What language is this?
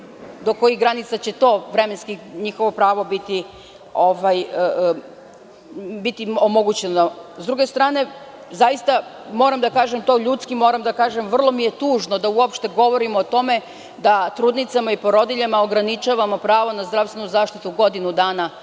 Serbian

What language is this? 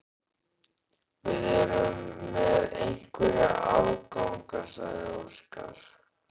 Icelandic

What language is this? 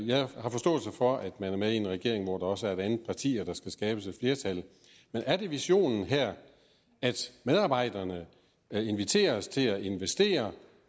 Danish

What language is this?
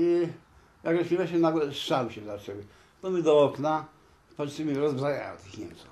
Polish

